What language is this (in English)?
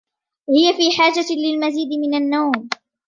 Arabic